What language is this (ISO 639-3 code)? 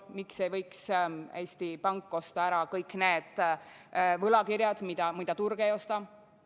est